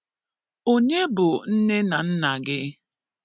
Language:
Igbo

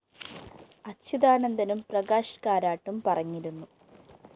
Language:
Malayalam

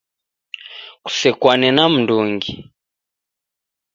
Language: Taita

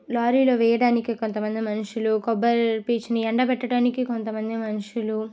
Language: Telugu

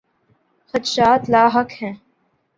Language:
Urdu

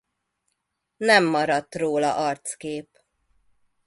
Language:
Hungarian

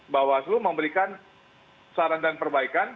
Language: Indonesian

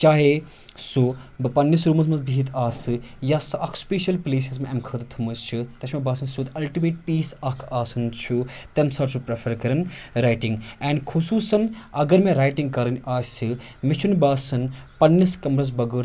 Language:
Kashmiri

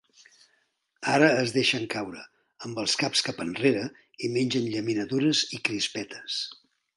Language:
Catalan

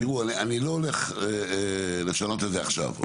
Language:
Hebrew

